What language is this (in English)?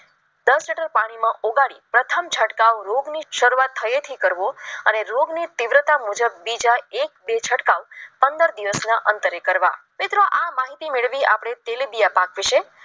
Gujarati